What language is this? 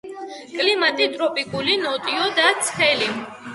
Georgian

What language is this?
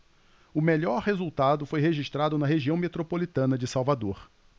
Portuguese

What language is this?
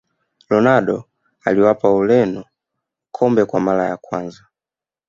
Swahili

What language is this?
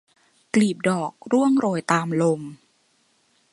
Thai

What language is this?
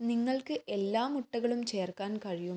Malayalam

